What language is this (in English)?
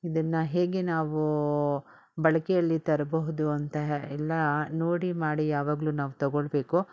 Kannada